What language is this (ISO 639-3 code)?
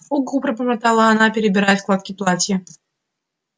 rus